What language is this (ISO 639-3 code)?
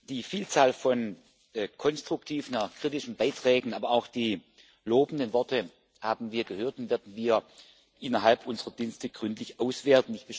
deu